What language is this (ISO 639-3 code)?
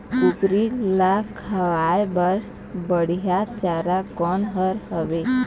hne